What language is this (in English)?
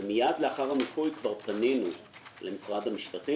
Hebrew